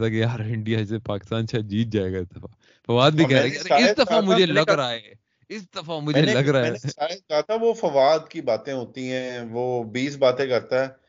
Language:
Urdu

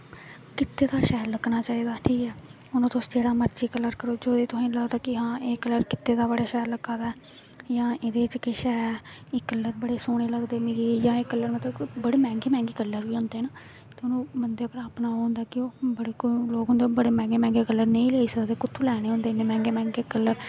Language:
Dogri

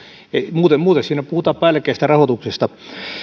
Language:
Finnish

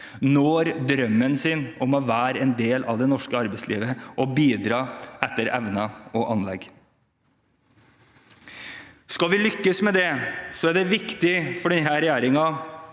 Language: Norwegian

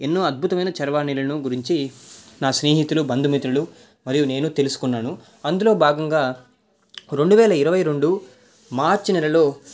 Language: Telugu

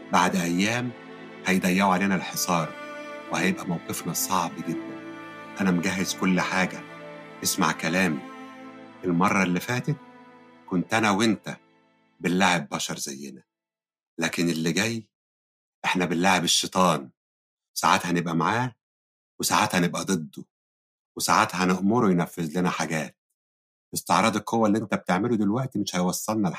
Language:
Arabic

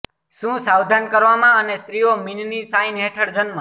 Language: Gujarati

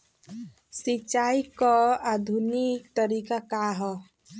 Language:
Bhojpuri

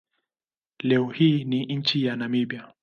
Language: Swahili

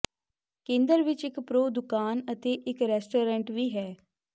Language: Punjabi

